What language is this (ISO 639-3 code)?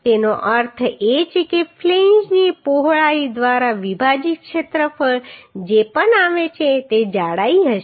guj